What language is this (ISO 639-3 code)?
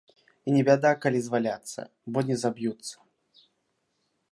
bel